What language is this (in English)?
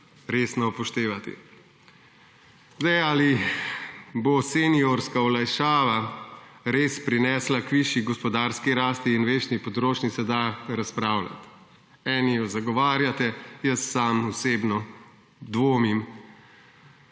Slovenian